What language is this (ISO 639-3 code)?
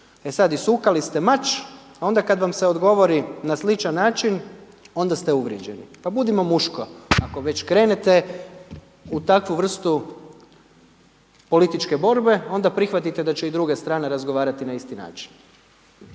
hrv